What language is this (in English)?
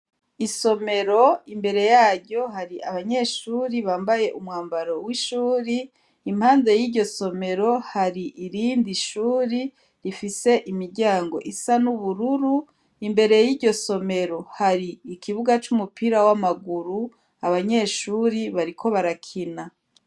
Rundi